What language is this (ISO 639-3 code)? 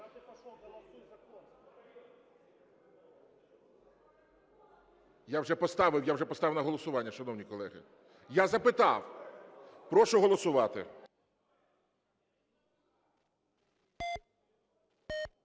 ukr